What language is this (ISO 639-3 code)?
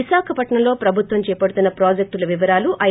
tel